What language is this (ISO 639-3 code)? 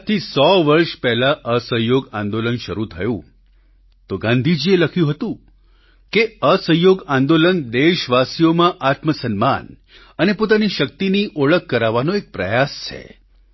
guj